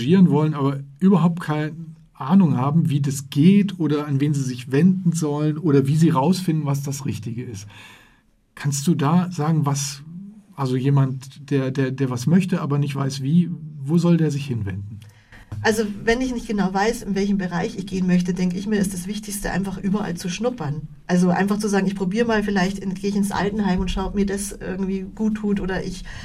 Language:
German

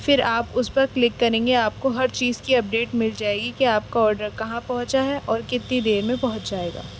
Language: Urdu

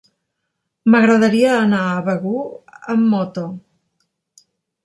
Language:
Catalan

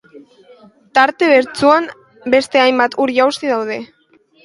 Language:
Basque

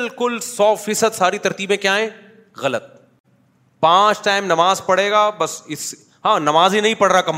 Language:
Urdu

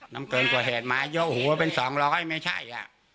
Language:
Thai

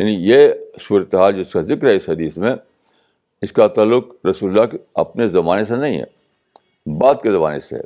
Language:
Urdu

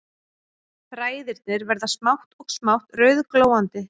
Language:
Icelandic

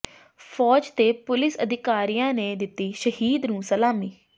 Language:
Punjabi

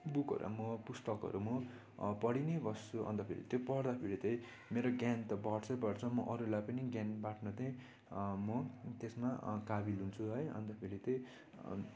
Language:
Nepali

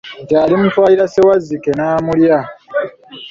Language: Ganda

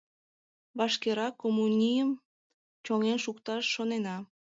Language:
Mari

